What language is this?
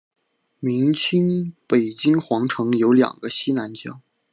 Chinese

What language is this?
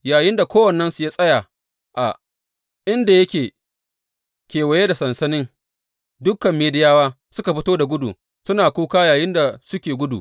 Hausa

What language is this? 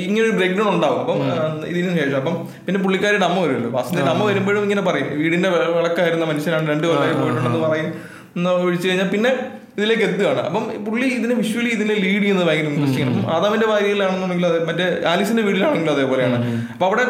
Malayalam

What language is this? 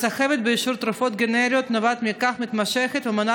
Hebrew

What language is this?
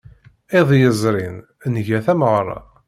Kabyle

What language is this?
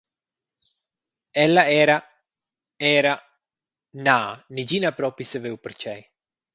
Romansh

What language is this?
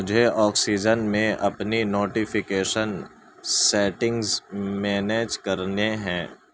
Urdu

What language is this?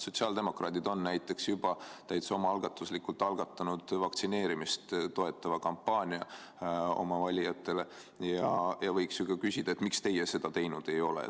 Estonian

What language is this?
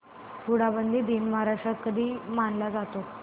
Marathi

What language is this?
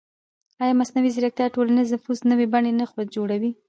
Pashto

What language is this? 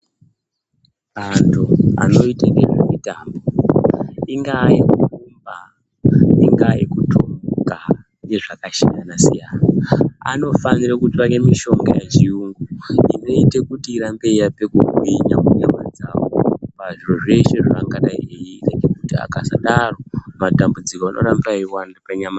Ndau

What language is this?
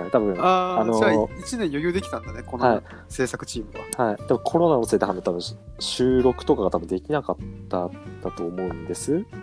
Japanese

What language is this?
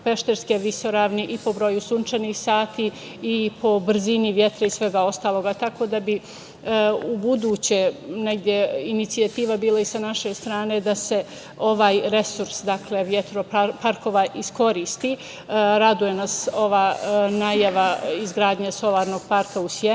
Serbian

